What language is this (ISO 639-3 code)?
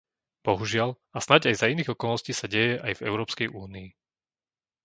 slk